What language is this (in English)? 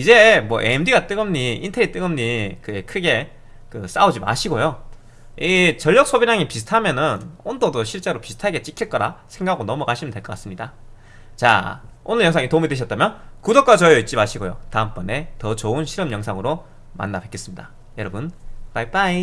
Korean